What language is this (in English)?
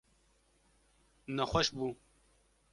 Kurdish